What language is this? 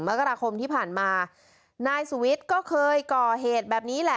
Thai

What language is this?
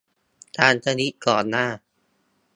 Thai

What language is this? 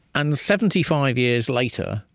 English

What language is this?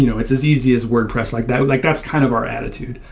English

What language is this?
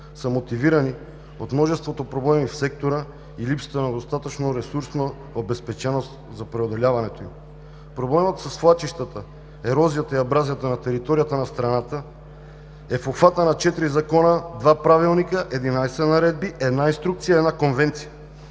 Bulgarian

